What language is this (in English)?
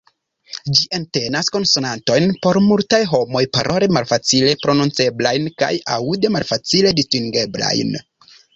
Esperanto